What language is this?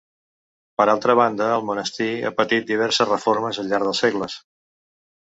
Catalan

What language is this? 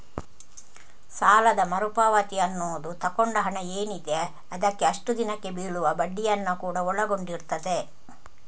Kannada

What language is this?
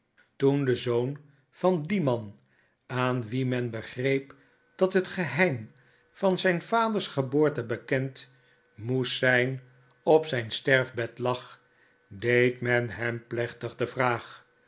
Dutch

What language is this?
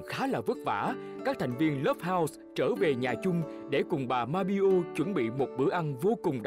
Vietnamese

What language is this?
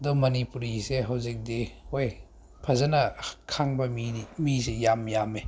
Manipuri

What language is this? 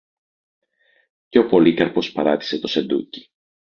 Greek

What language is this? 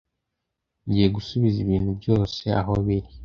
Kinyarwanda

